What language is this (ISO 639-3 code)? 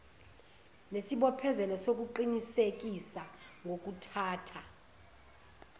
zul